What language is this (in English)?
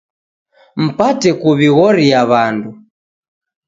Taita